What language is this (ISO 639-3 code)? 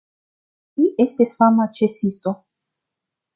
epo